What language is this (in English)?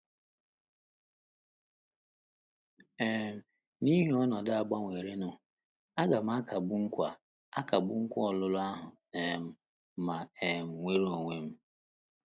Igbo